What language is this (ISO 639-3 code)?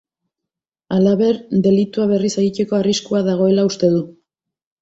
eus